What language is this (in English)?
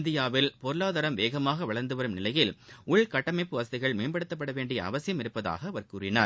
Tamil